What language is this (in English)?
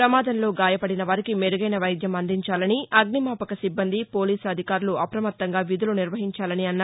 Telugu